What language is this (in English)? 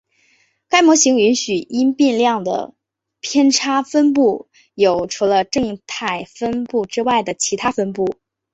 Chinese